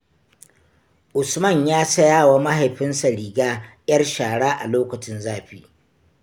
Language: Hausa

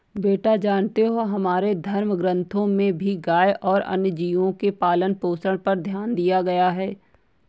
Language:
Hindi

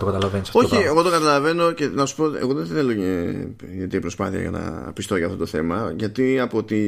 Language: Greek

